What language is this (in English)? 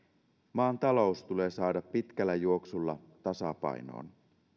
Finnish